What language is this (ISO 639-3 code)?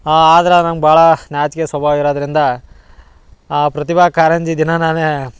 kan